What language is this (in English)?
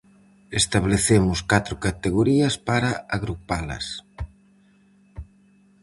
Galician